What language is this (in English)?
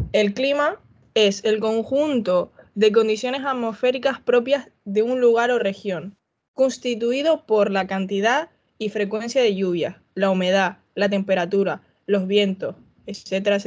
Spanish